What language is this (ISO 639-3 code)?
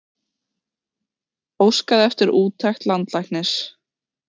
isl